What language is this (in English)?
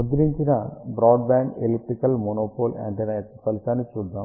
Telugu